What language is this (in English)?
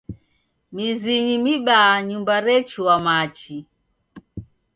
Taita